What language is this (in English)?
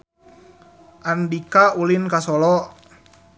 Sundanese